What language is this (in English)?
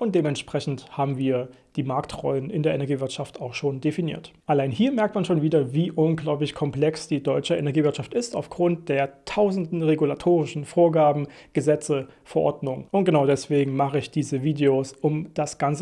German